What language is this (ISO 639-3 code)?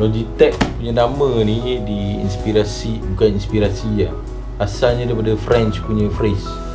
msa